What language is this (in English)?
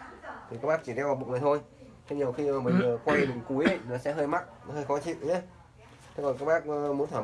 Vietnamese